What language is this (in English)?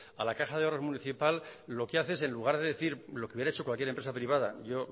Spanish